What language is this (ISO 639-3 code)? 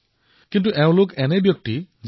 asm